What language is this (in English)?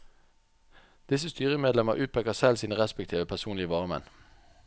Norwegian